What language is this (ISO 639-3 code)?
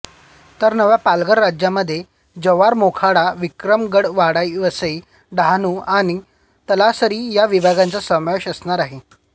mar